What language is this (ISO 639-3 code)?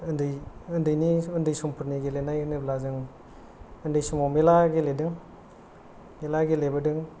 brx